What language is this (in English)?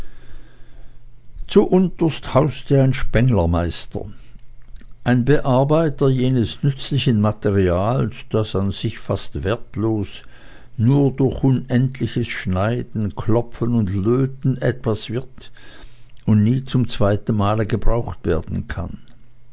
German